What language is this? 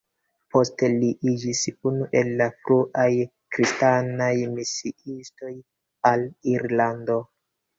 Esperanto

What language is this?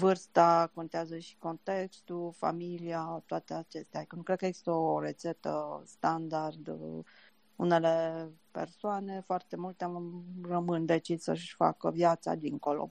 Romanian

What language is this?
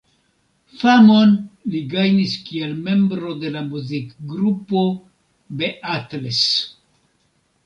Esperanto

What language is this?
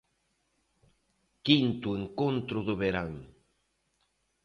Galician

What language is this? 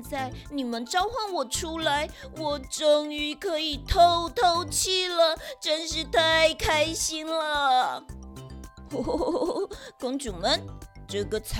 Chinese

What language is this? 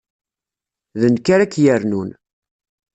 Kabyle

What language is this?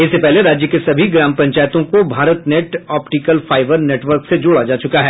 Hindi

